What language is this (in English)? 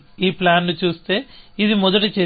Telugu